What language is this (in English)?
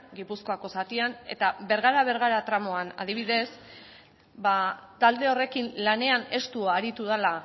Basque